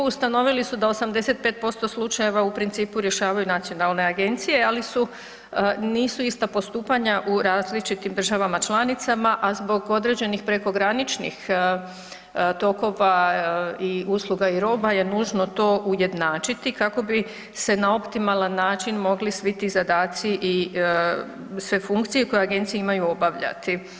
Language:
Croatian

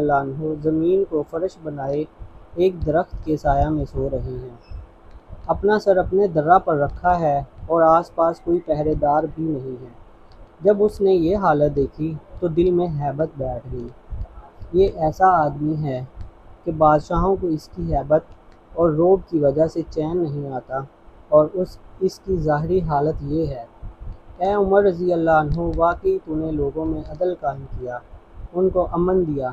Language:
Hindi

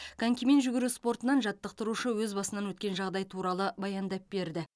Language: Kazakh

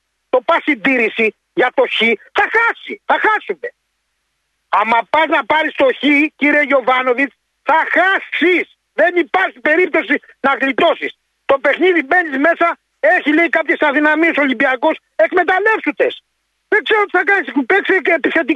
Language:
Greek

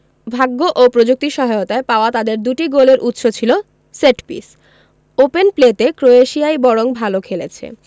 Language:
Bangla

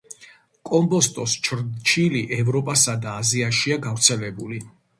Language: Georgian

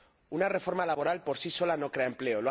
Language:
Spanish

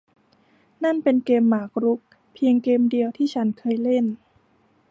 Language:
Thai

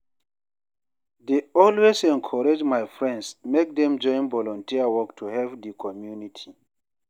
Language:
Nigerian Pidgin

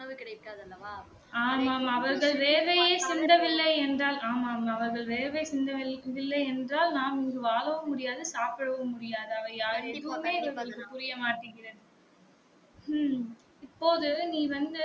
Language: Tamil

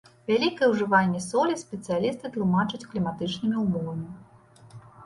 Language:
Belarusian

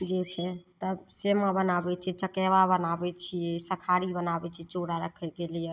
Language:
Maithili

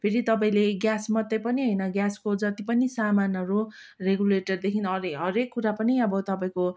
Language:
Nepali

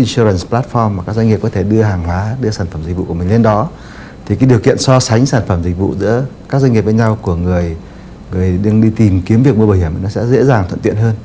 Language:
Vietnamese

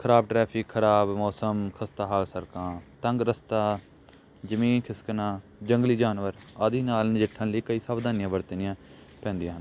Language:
Punjabi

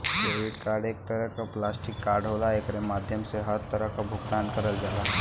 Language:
Bhojpuri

